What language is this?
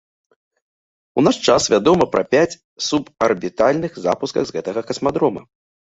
Belarusian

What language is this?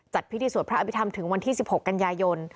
Thai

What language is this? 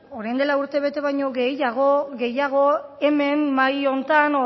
Basque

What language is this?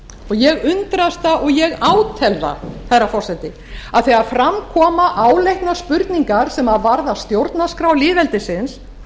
Icelandic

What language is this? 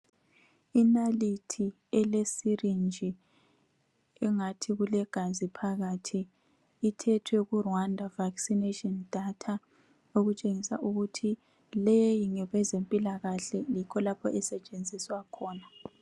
North Ndebele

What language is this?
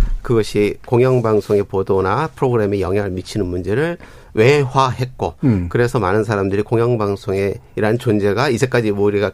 Korean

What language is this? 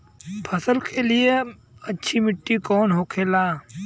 Bhojpuri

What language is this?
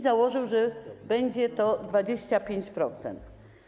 Polish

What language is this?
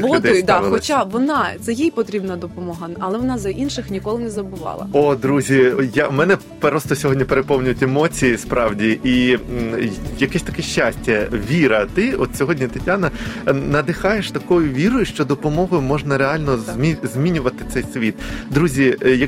Ukrainian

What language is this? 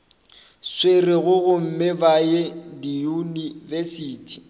Northern Sotho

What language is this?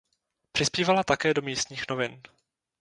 Czech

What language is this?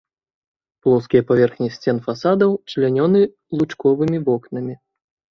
Belarusian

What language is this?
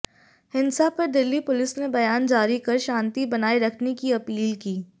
Hindi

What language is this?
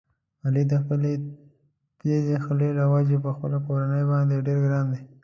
Pashto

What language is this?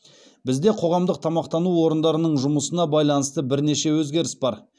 Kazakh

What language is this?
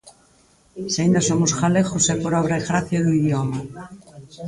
Galician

